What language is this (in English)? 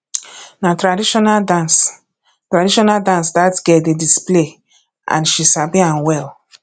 Nigerian Pidgin